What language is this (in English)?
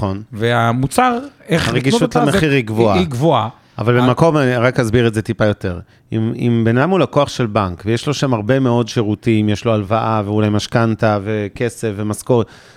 Hebrew